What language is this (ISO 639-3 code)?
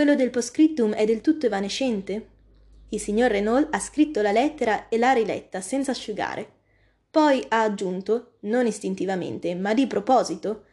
ita